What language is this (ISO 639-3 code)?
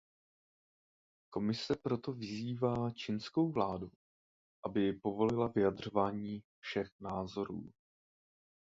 ces